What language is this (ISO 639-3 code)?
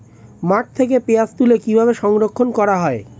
ben